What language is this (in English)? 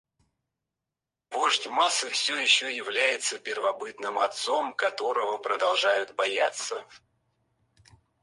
Russian